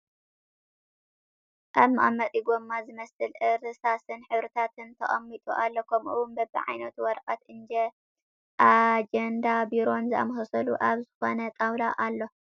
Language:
Tigrinya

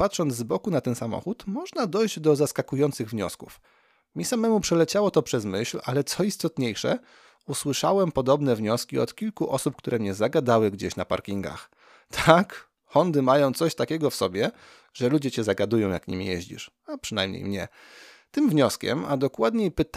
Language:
Polish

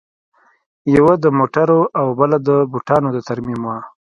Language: Pashto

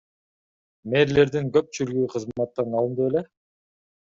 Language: Kyrgyz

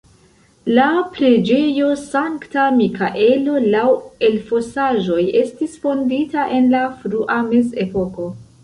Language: Esperanto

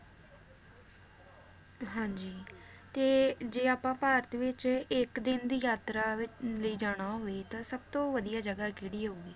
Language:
Punjabi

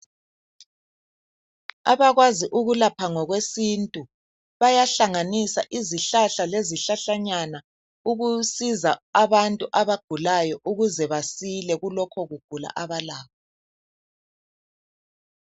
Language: North Ndebele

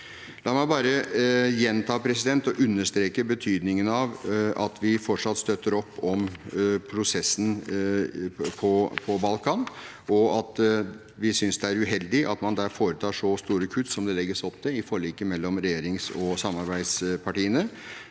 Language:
Norwegian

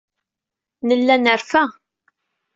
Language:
Kabyle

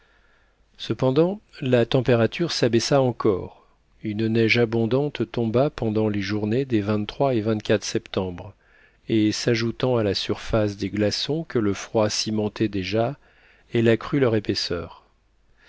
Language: French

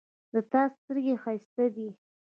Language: Pashto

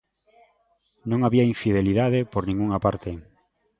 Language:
Galician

